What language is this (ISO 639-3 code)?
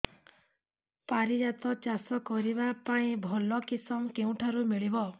ori